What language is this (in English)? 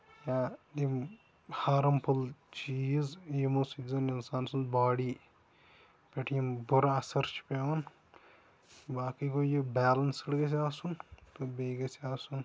Kashmiri